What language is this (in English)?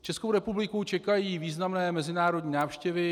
Czech